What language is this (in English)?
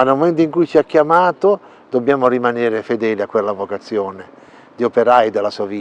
Italian